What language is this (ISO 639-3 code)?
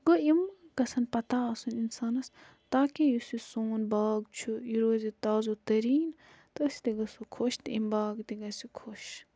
kas